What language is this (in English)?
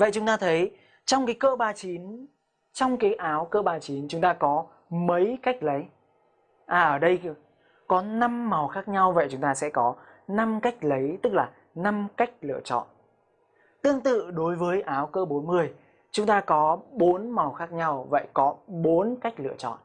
Vietnamese